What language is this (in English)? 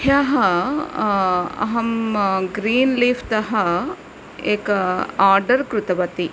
Sanskrit